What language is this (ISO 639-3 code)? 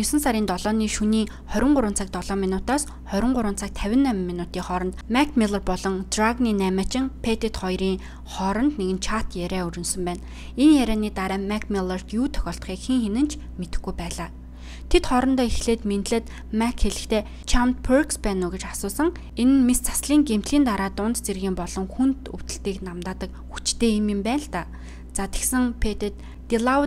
ron